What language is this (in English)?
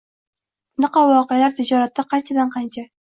Uzbek